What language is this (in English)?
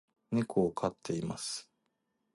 Japanese